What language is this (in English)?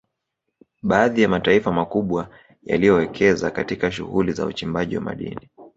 Swahili